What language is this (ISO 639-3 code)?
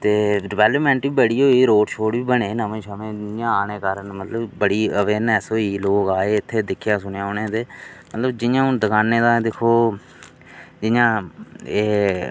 doi